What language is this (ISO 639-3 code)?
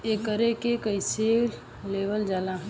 bho